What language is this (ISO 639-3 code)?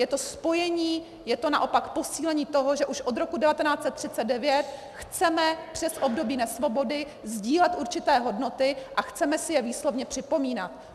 ces